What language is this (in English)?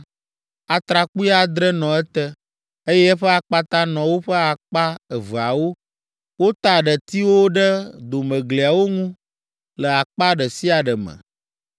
Ewe